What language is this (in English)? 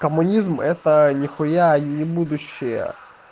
Russian